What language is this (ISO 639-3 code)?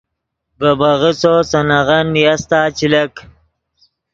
ydg